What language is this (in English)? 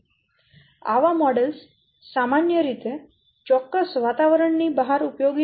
Gujarati